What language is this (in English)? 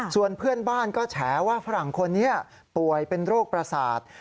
Thai